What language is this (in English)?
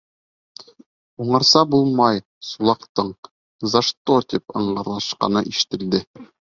Bashkir